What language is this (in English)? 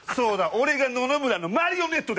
Japanese